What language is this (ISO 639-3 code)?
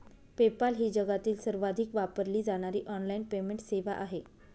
mar